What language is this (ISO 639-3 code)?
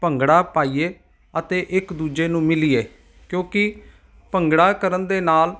pan